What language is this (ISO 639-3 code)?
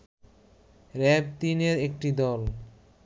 ben